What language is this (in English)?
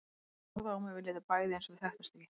Icelandic